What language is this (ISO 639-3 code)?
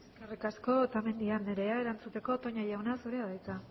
eus